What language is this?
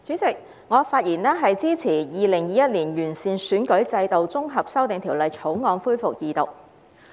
Cantonese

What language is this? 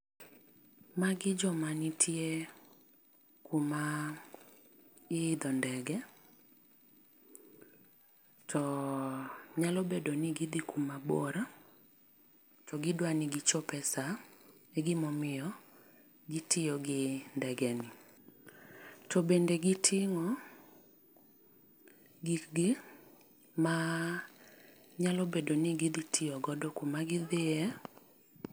Luo (Kenya and Tanzania)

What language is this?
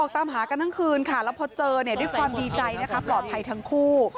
Thai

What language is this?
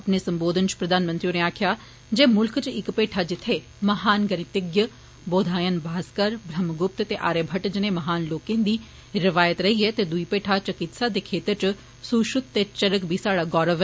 Dogri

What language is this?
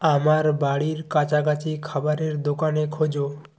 Bangla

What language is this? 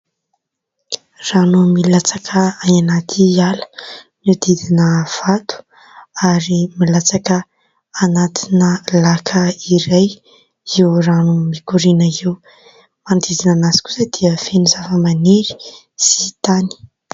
Malagasy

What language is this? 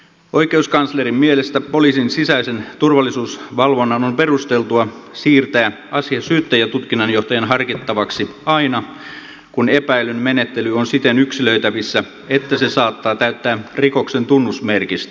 Finnish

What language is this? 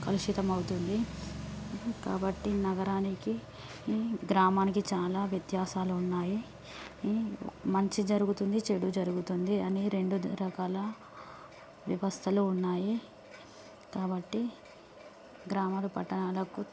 Telugu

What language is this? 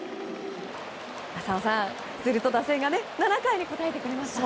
Japanese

